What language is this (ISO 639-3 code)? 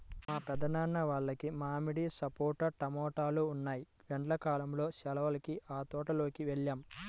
tel